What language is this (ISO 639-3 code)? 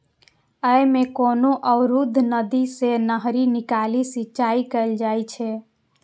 mai